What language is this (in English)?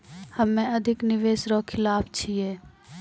Maithili